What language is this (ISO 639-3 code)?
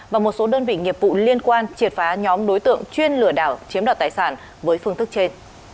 vie